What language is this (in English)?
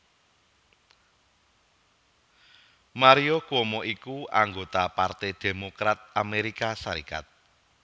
Javanese